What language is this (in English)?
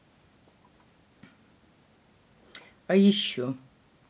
Russian